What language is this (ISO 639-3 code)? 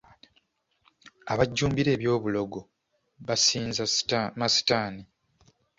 lug